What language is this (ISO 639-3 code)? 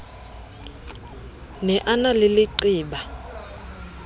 sot